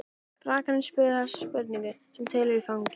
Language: Icelandic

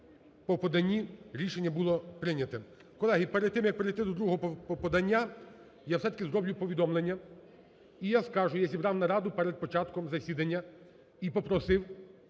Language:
Ukrainian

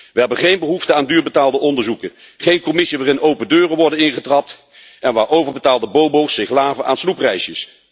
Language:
Dutch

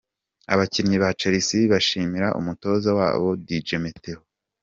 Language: Kinyarwanda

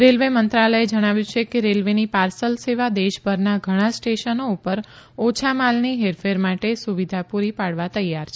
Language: Gujarati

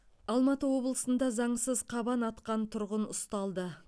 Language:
Kazakh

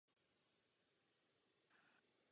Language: Czech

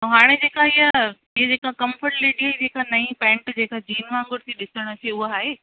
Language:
Sindhi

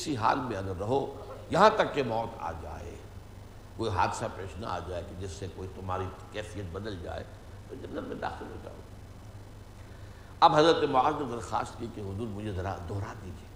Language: Urdu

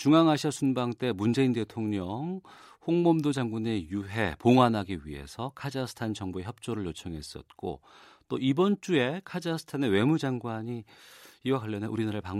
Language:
Korean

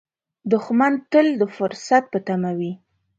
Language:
Pashto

